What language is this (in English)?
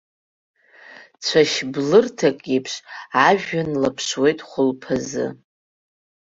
Abkhazian